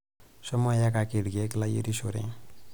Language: Masai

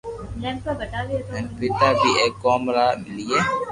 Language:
Loarki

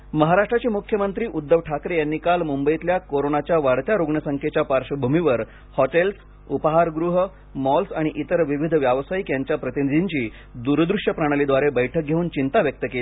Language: Marathi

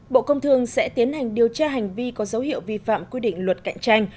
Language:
Vietnamese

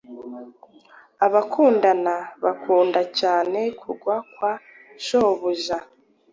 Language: Kinyarwanda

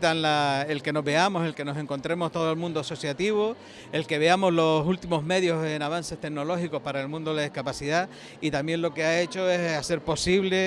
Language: Spanish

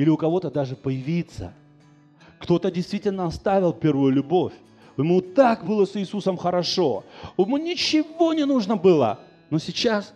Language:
Russian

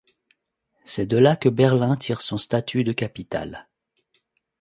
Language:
French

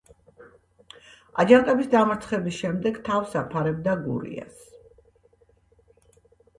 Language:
Georgian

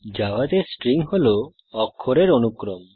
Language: Bangla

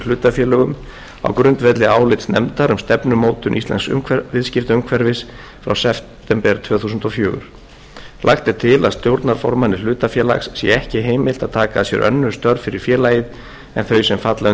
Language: Icelandic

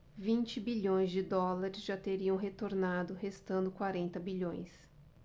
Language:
Portuguese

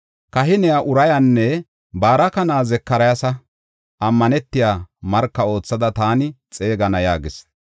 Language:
Gofa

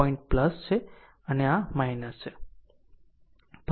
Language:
Gujarati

